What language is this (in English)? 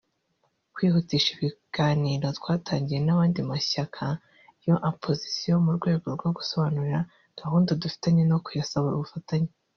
Kinyarwanda